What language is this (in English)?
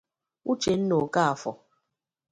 Igbo